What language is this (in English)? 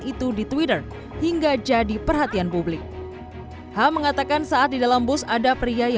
Indonesian